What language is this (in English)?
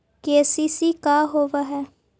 Magahi